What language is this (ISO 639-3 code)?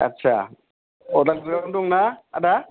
brx